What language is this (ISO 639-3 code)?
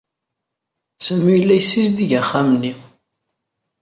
kab